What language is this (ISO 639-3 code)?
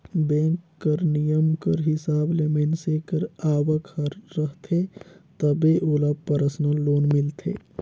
hne